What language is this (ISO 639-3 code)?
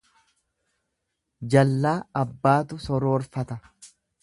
orm